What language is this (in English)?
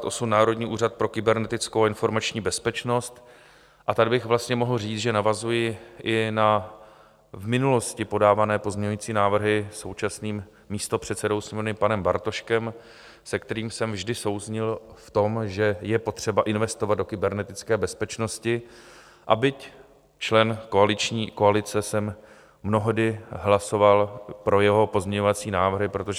Czech